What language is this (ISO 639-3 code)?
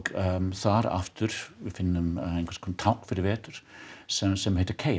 isl